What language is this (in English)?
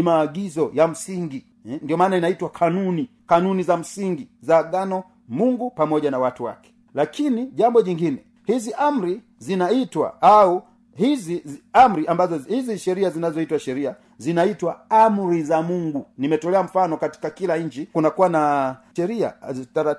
Swahili